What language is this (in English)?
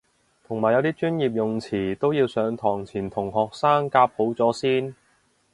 Cantonese